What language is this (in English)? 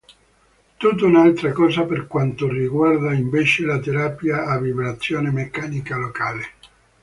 Italian